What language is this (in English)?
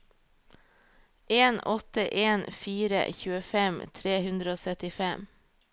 Norwegian